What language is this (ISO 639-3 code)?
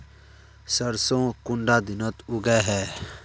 mag